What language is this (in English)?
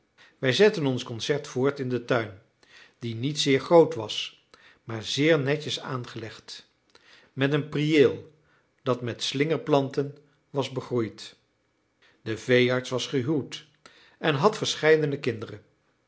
Dutch